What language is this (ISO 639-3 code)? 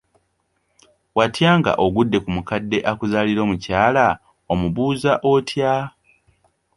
lug